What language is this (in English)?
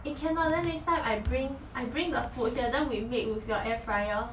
English